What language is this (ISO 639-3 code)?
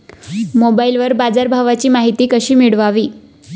mar